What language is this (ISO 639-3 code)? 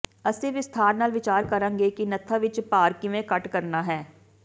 pan